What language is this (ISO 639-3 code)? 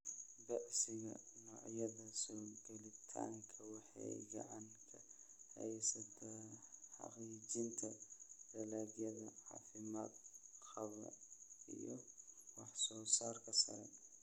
som